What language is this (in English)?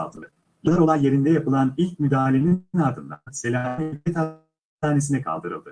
Turkish